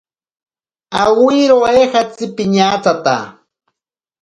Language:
Ashéninka Perené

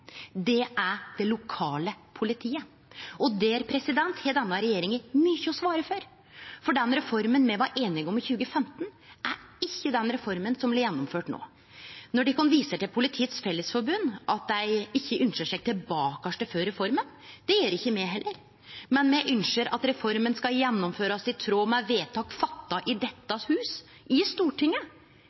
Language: Norwegian Nynorsk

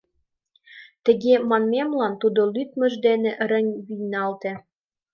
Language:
Mari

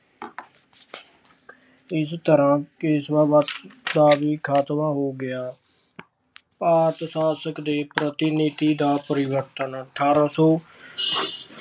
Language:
Punjabi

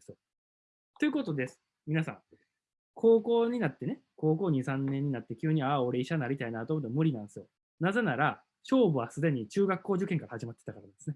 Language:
Japanese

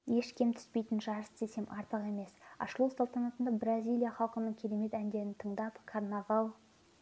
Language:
Kazakh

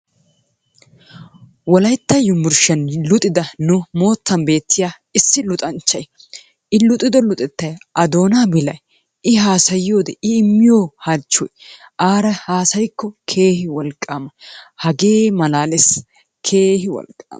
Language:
Wolaytta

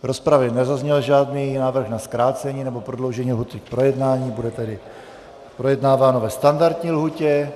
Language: Czech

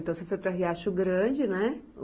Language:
Portuguese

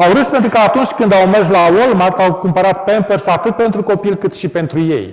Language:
Romanian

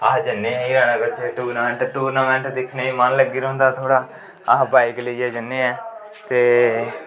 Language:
Dogri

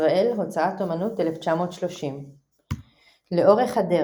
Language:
Hebrew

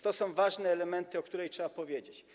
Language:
Polish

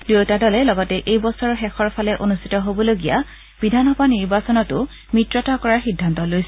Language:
Assamese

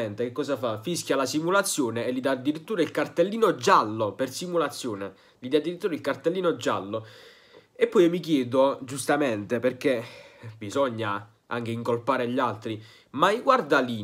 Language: Italian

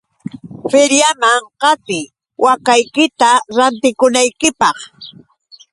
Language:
Yauyos Quechua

